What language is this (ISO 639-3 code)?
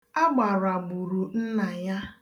ibo